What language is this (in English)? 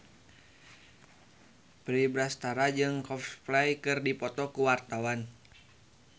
Sundanese